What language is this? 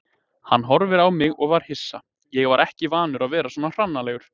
Icelandic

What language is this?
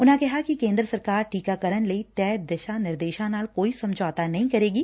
Punjabi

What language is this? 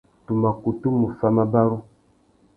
Tuki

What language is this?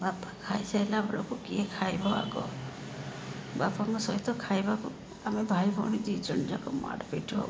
Odia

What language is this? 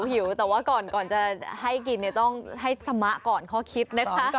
Thai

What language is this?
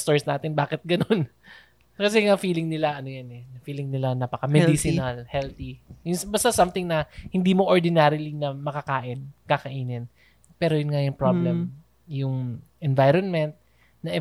Filipino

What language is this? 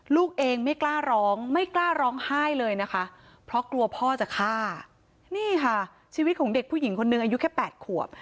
Thai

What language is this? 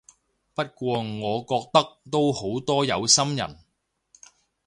Cantonese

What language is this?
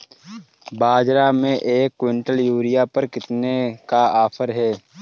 Hindi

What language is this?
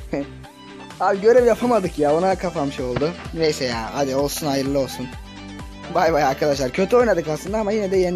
Turkish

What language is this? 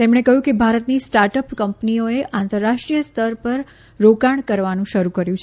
Gujarati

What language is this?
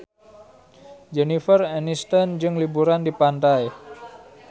Sundanese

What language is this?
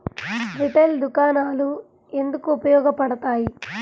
Telugu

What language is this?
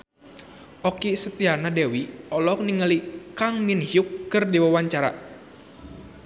Sundanese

